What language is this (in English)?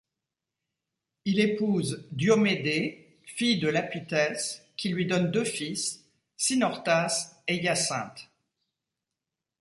French